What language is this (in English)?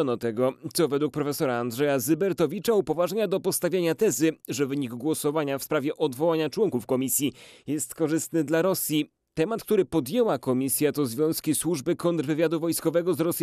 Polish